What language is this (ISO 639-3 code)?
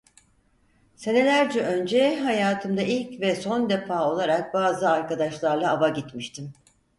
tur